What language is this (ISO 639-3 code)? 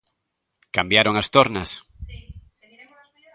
glg